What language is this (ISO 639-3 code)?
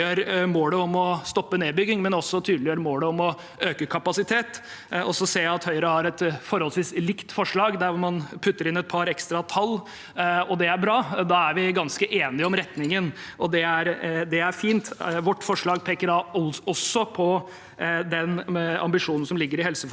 nor